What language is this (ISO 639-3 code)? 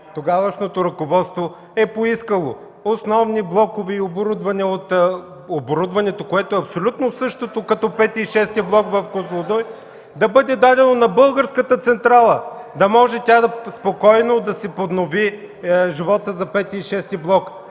bul